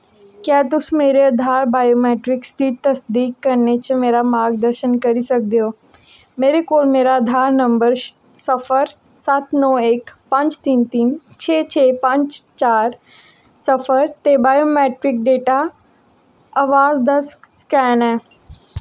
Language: Dogri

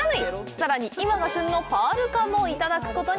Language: Japanese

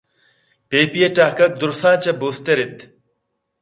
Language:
Eastern Balochi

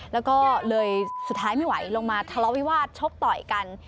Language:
Thai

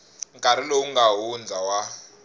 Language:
Tsonga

